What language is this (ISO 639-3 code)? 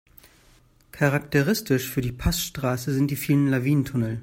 deu